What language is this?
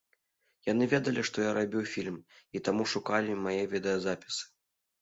Belarusian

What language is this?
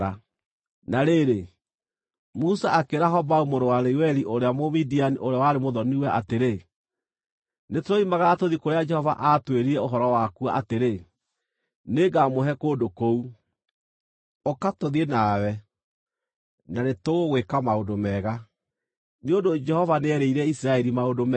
Kikuyu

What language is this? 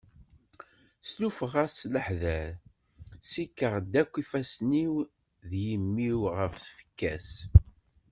Kabyle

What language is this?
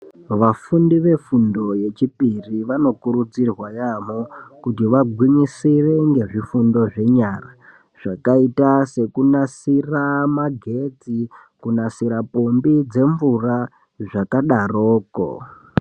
Ndau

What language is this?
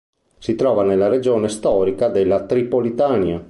Italian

